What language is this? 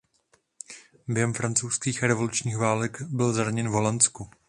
Czech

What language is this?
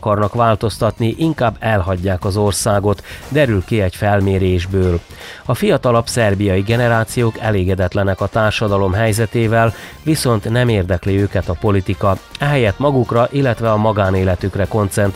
Hungarian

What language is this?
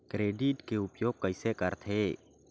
Chhattisgarhi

